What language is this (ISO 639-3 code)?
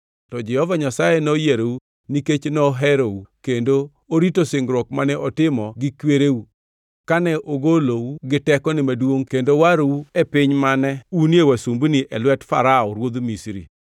luo